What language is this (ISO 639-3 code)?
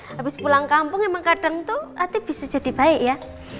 ind